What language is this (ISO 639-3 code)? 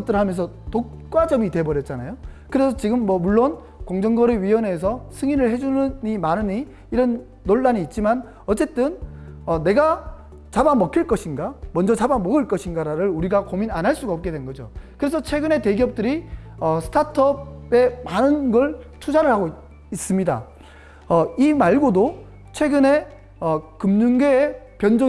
kor